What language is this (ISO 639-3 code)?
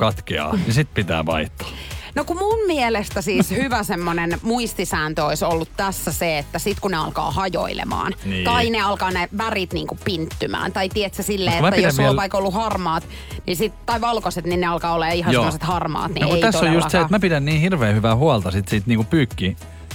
fin